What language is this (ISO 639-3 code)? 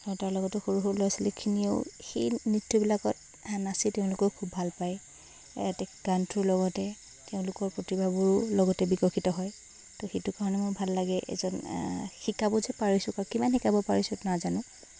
asm